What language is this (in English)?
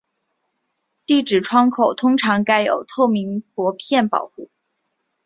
Chinese